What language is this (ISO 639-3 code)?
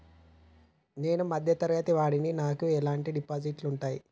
tel